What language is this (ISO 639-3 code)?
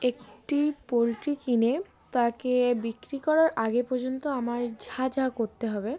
ben